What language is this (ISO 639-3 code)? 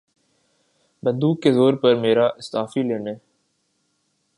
urd